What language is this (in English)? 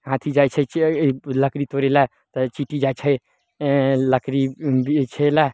Maithili